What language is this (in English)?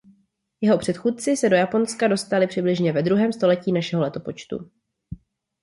Czech